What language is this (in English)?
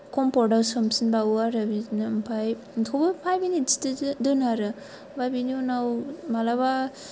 Bodo